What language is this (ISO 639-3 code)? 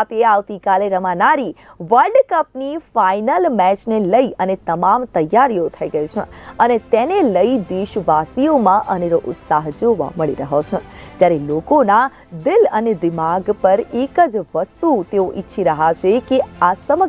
hin